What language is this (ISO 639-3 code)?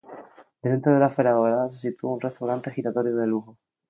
spa